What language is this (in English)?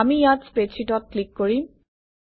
Assamese